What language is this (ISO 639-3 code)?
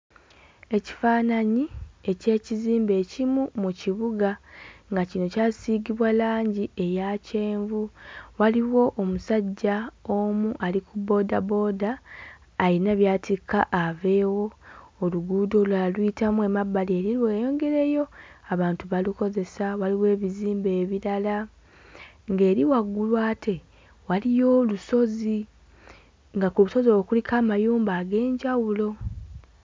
lug